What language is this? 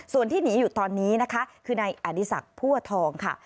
Thai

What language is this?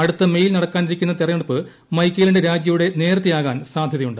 Malayalam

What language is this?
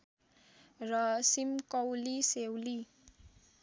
Nepali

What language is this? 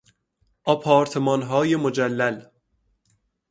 Persian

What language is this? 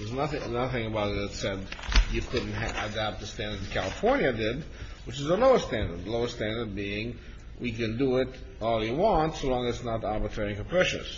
English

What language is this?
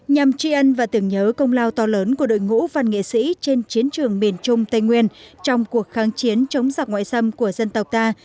Vietnamese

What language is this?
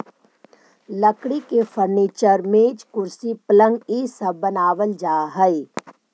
Magahi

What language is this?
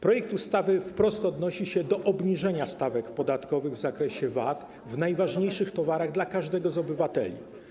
Polish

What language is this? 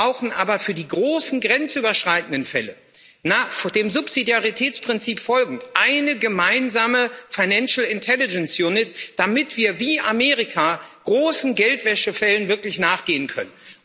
German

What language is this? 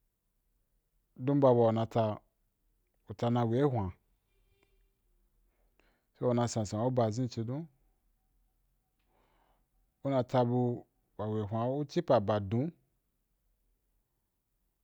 Wapan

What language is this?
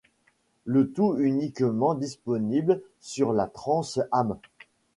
French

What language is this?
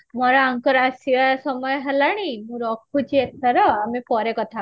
Odia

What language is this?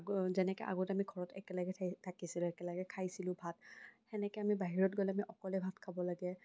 Assamese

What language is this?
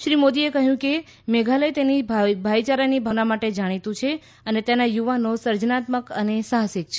Gujarati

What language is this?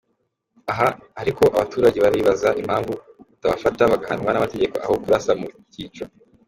Kinyarwanda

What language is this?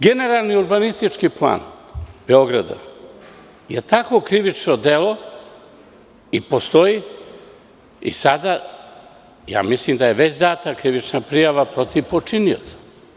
Serbian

